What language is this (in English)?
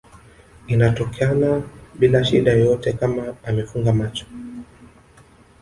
Swahili